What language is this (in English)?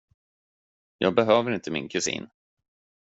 Swedish